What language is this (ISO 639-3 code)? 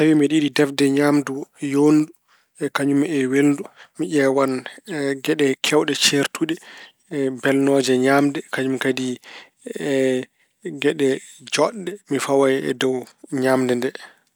ful